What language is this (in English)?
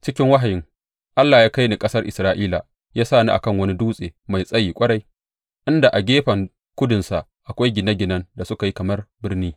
Hausa